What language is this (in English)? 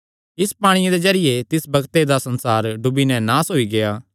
Kangri